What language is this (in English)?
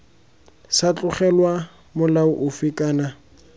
Tswana